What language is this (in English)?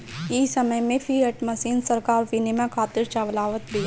Bhojpuri